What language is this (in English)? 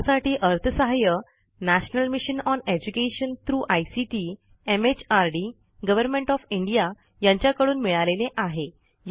Marathi